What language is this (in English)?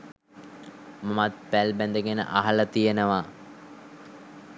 Sinhala